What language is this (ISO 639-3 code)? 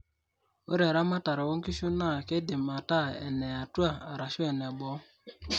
mas